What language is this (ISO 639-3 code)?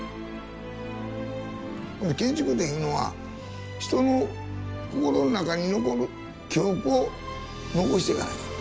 jpn